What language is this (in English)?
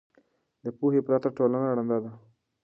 Pashto